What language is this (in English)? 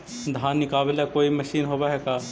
Magahi